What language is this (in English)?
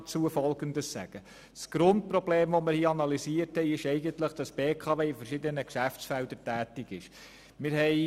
Swiss German